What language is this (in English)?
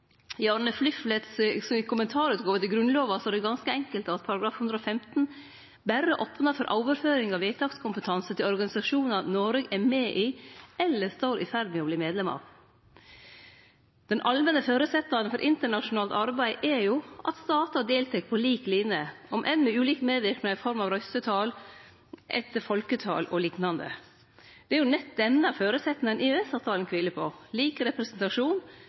Norwegian Nynorsk